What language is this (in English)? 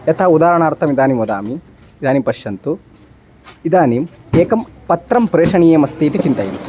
Sanskrit